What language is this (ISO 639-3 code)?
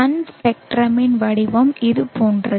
tam